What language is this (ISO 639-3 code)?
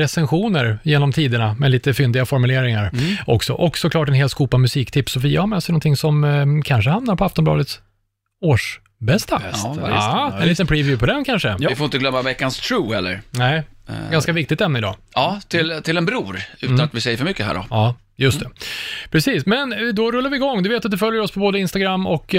swe